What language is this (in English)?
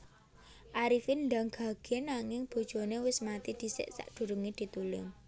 Javanese